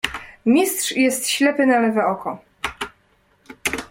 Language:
Polish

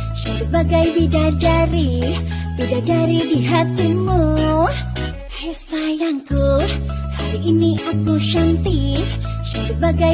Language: Indonesian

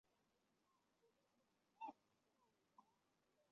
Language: Chinese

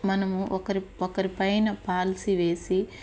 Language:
Telugu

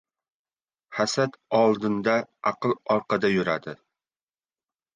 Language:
Uzbek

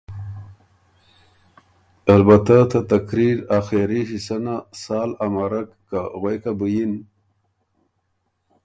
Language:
Ormuri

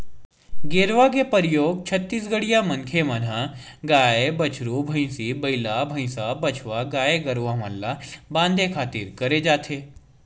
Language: Chhattisgarhi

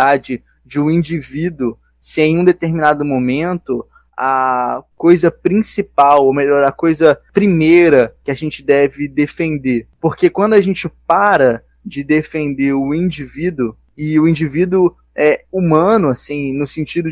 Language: Portuguese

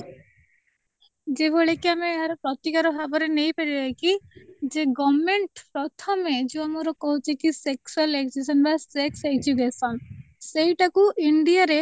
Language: Odia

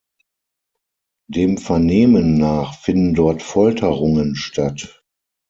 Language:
German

